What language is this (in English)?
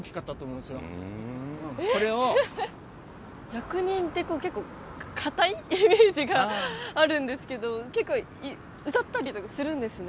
Japanese